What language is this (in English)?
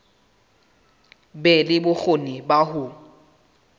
Southern Sotho